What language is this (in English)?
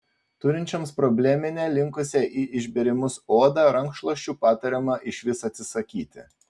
Lithuanian